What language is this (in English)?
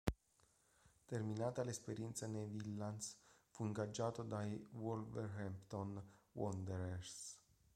Italian